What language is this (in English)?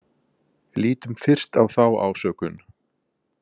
Icelandic